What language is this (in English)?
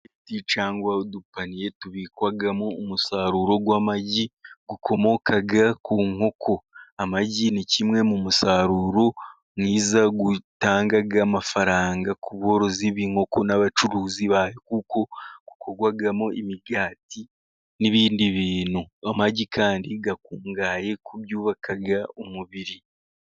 Kinyarwanda